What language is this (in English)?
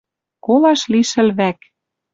Western Mari